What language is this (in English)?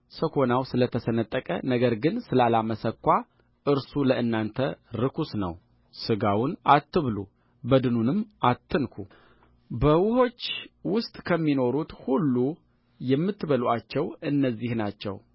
Amharic